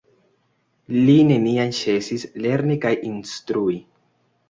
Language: Esperanto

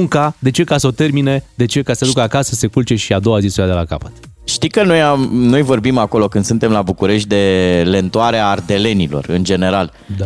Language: Romanian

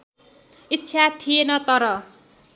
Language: Nepali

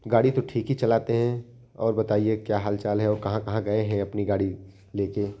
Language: Hindi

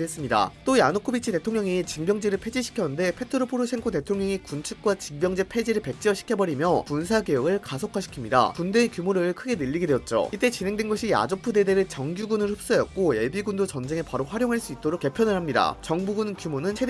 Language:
Korean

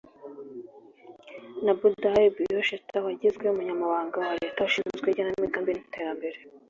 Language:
Kinyarwanda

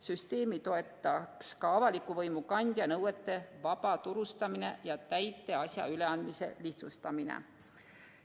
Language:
Estonian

